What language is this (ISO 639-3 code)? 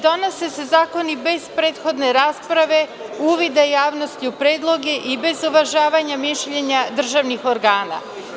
srp